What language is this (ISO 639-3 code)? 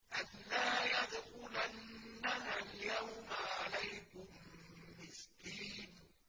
ara